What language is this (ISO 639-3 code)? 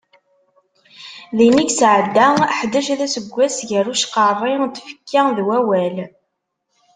kab